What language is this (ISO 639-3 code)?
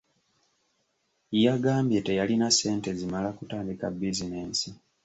lug